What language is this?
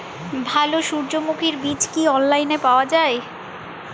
Bangla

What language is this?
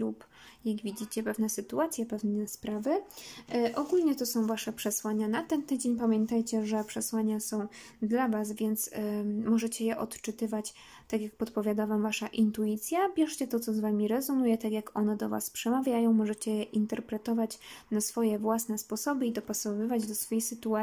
Polish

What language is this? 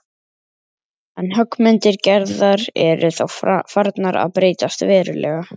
Icelandic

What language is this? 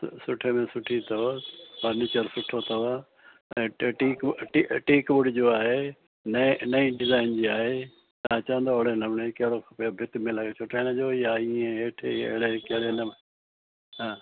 Sindhi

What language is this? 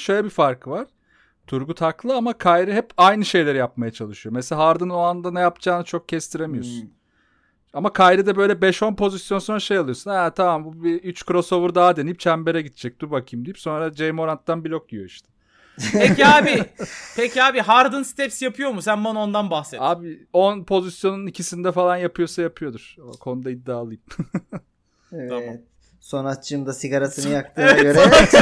Turkish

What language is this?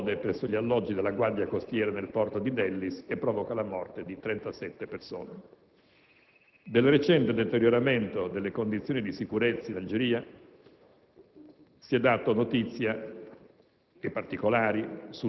Italian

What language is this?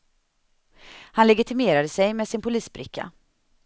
Swedish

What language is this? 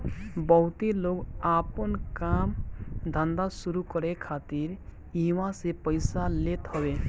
Bhojpuri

